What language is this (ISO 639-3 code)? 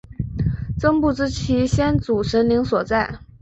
zho